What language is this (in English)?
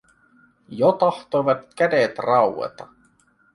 Finnish